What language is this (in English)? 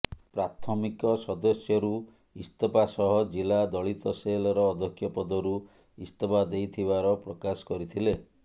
Odia